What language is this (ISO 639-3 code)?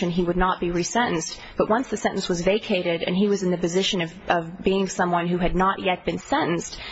eng